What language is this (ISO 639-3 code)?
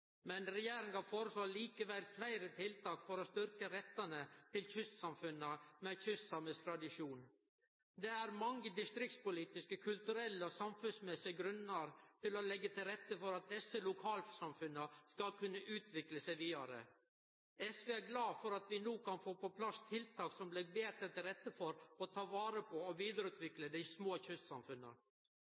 nno